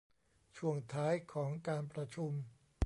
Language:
Thai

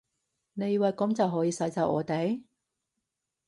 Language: Cantonese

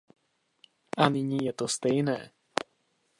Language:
Czech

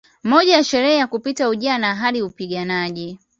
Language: Swahili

